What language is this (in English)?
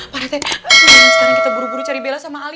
Indonesian